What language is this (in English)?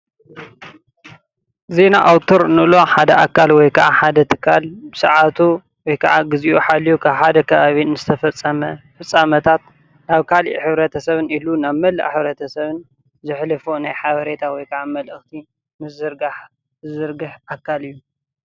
Tigrinya